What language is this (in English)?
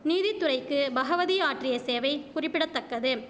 Tamil